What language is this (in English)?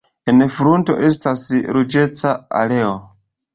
Esperanto